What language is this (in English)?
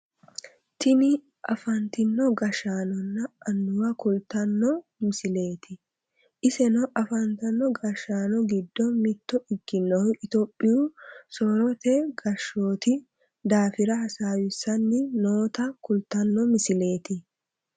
Sidamo